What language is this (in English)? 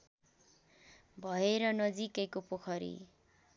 Nepali